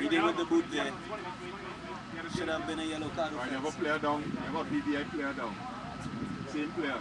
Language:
English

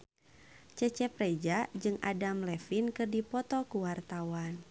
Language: Sundanese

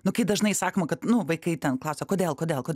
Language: Lithuanian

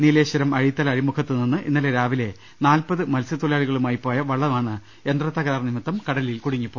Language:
Malayalam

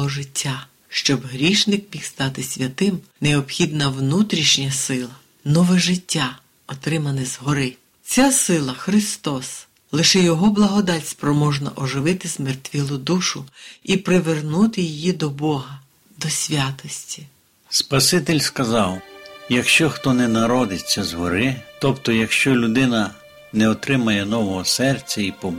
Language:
Ukrainian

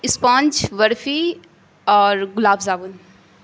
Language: Urdu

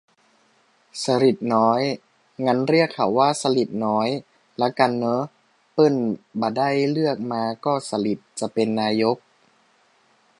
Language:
Thai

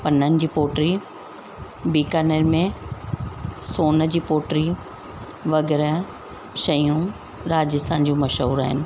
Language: Sindhi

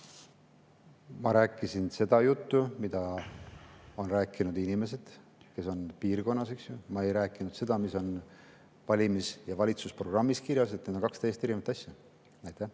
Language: Estonian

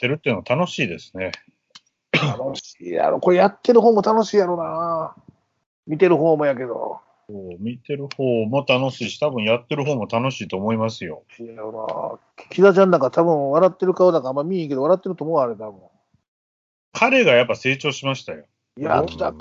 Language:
Japanese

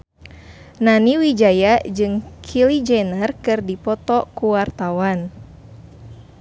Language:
Sundanese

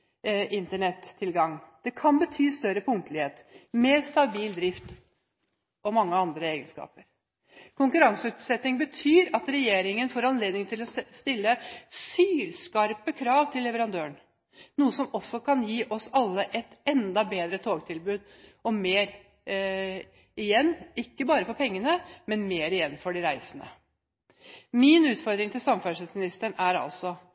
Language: Norwegian Bokmål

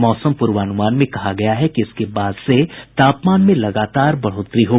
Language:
Hindi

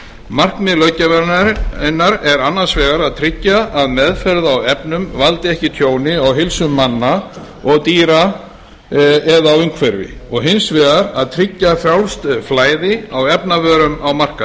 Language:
Icelandic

